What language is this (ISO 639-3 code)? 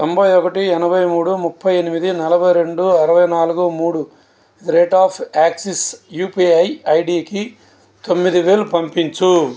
tel